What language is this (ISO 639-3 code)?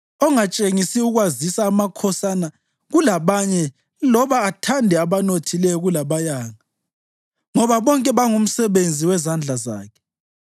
nde